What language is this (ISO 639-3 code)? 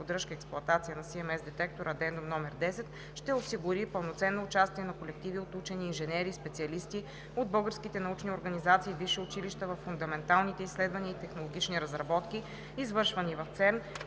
bul